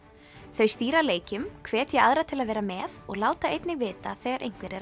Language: Icelandic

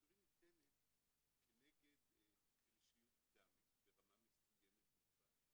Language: Hebrew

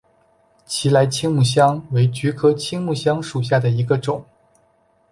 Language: Chinese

